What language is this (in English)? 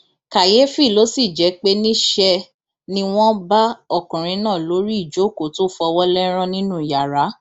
Yoruba